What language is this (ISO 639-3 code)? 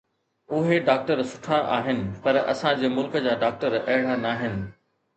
snd